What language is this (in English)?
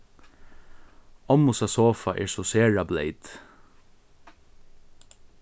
Faroese